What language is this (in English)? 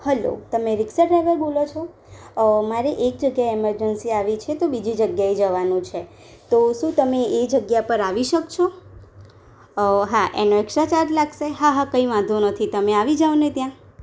Gujarati